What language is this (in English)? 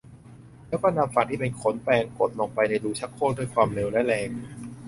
Thai